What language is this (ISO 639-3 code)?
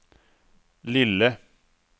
swe